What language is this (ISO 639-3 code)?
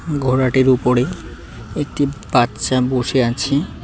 ben